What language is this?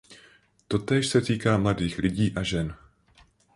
Czech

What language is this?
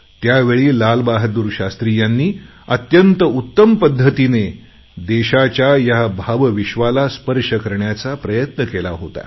Marathi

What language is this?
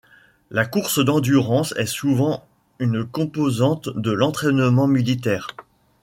French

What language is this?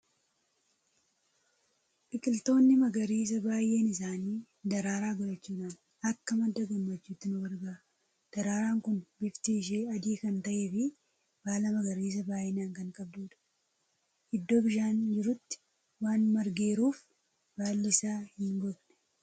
Oromo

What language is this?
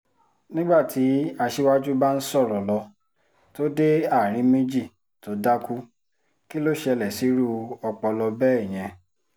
Yoruba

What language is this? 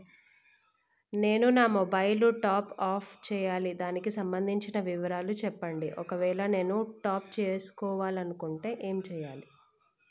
Telugu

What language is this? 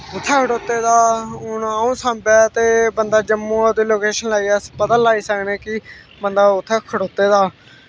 Dogri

